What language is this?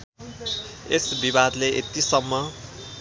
Nepali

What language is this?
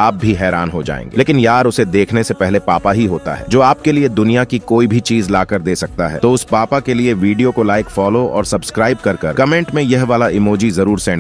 Hindi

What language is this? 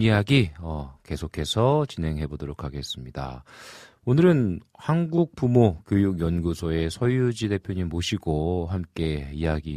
Korean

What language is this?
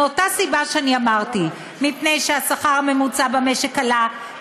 Hebrew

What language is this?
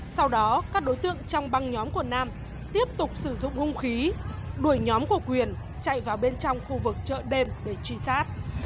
Vietnamese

